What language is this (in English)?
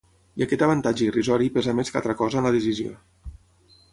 Catalan